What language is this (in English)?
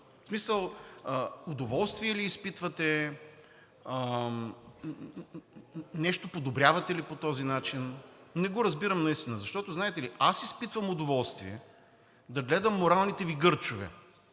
Bulgarian